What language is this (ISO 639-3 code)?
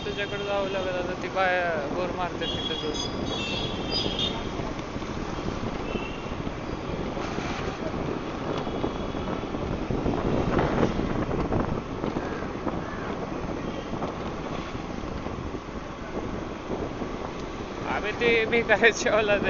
mar